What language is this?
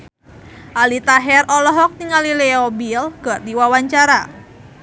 Sundanese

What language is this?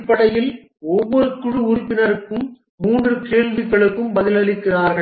Tamil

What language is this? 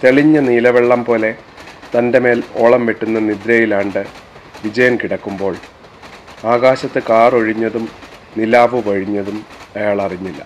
Malayalam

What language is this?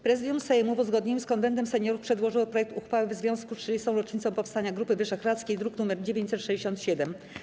Polish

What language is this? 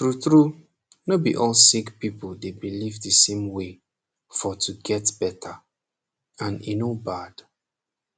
Nigerian Pidgin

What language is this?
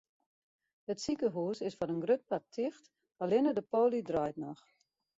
Western Frisian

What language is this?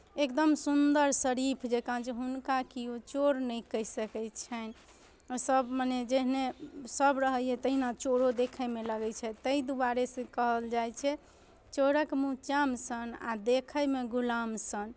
Maithili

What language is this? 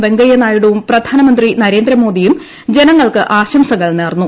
Malayalam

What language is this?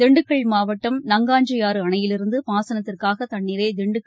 Tamil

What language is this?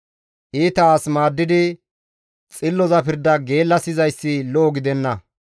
Gamo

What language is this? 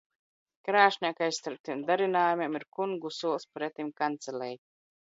Latvian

